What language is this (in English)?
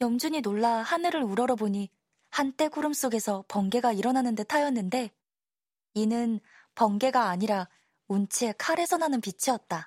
Korean